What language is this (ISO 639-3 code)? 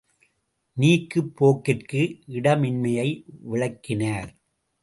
tam